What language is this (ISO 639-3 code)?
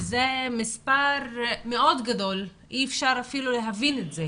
heb